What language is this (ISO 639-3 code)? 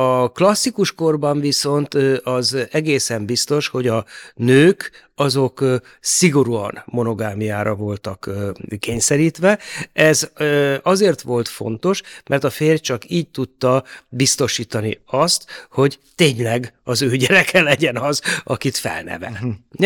hun